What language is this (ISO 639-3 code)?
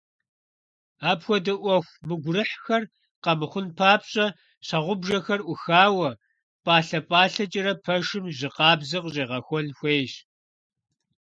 kbd